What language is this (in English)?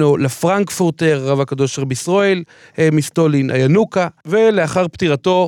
Hebrew